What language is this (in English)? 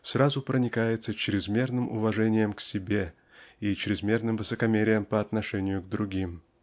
Russian